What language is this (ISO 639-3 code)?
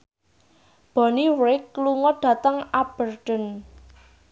jav